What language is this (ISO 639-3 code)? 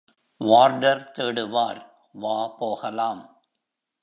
tam